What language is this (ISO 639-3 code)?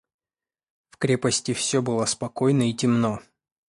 rus